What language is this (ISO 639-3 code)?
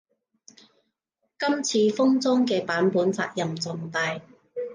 yue